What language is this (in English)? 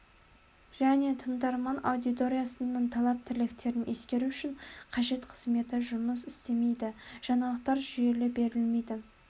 Kazakh